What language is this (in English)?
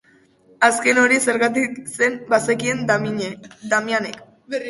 Basque